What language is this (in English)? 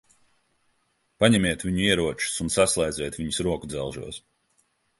Latvian